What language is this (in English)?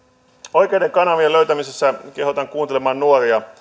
Finnish